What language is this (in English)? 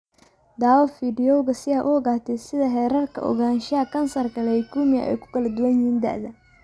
Somali